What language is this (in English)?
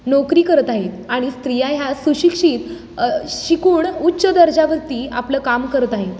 Marathi